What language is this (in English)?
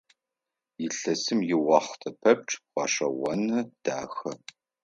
Adyghe